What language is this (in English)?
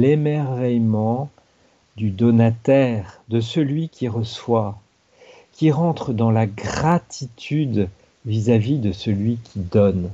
French